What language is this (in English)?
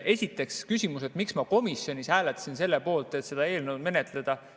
Estonian